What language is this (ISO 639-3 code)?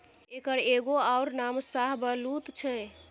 mai